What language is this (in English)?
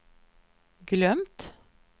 Swedish